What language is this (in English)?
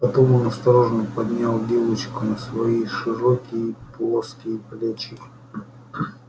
Russian